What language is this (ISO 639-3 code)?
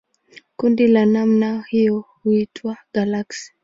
swa